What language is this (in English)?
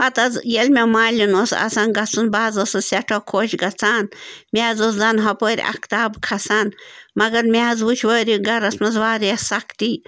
Kashmiri